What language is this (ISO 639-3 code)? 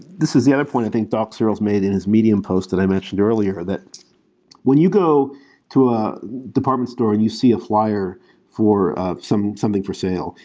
eng